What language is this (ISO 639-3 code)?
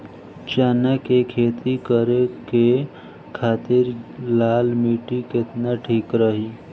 bho